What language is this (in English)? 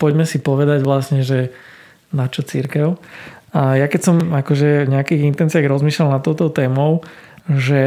Slovak